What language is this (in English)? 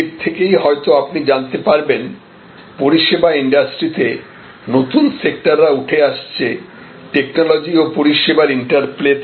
Bangla